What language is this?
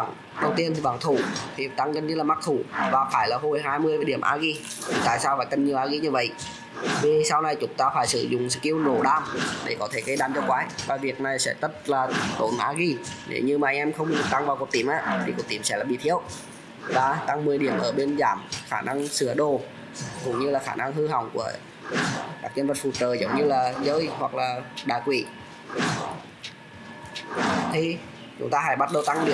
Vietnamese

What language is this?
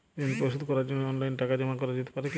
Bangla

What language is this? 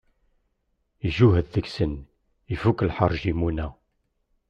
Kabyle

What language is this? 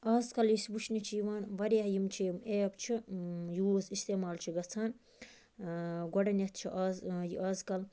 Kashmiri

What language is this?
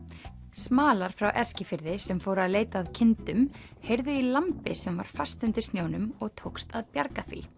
Icelandic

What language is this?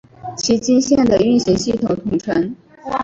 Chinese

